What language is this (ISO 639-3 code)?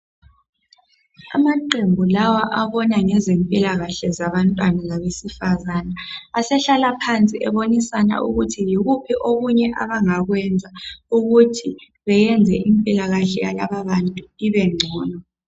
nde